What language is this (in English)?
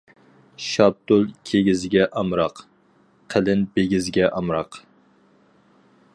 Uyghur